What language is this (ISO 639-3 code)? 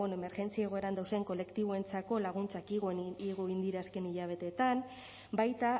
eus